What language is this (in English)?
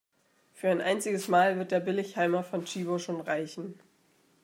German